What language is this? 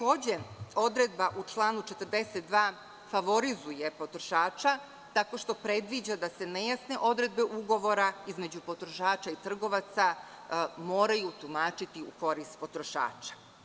Serbian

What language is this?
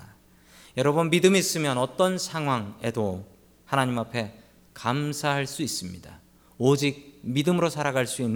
Korean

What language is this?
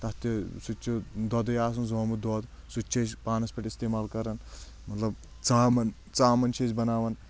Kashmiri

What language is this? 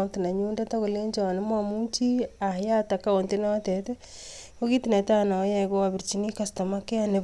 Kalenjin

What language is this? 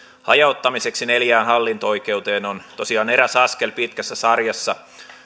Finnish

